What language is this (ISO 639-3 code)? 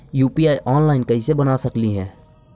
mag